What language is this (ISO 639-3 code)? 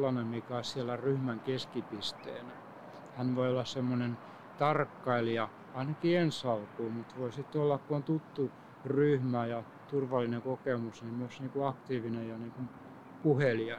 fin